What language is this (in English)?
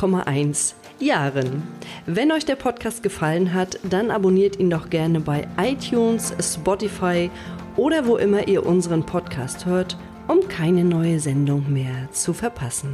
German